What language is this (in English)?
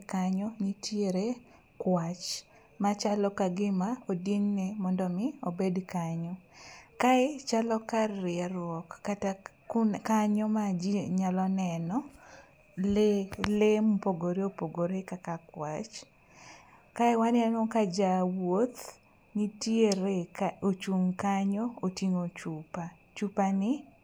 Luo (Kenya and Tanzania)